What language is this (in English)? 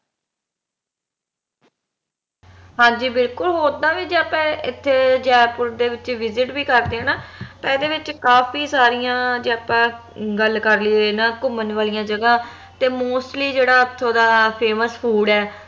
Punjabi